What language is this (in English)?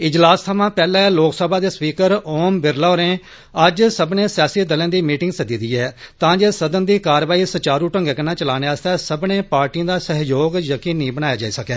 Dogri